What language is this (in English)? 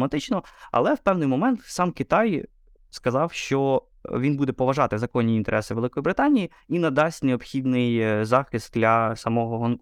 Ukrainian